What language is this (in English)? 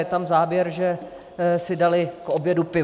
Czech